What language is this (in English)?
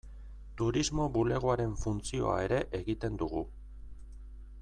Basque